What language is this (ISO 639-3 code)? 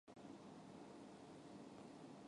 jpn